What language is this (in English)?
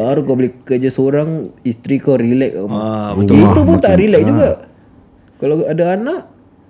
Malay